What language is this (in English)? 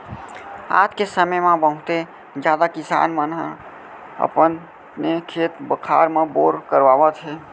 Chhattisgarhi